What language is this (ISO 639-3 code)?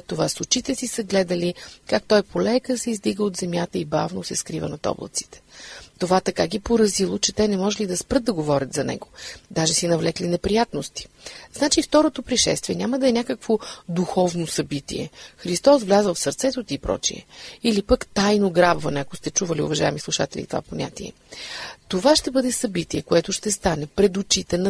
bul